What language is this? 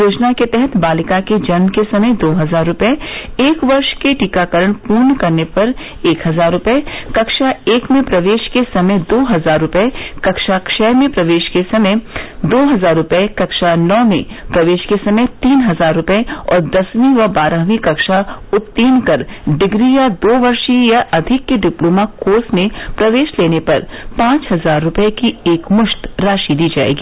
Hindi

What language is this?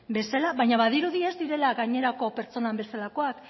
Basque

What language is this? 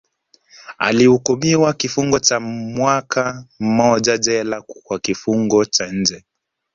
Swahili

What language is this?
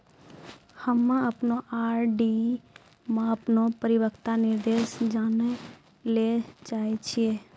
Maithili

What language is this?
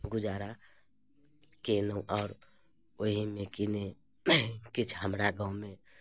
Maithili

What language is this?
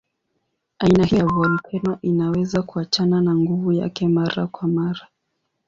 Swahili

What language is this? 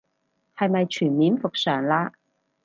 Cantonese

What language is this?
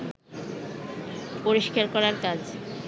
Bangla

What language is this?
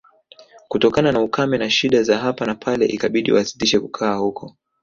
Swahili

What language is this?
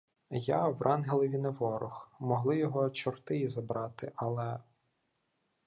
Ukrainian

